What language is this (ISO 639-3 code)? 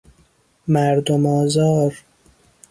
fas